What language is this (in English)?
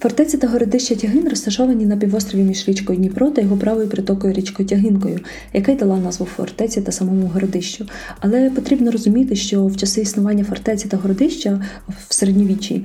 Ukrainian